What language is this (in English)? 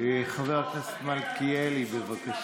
Hebrew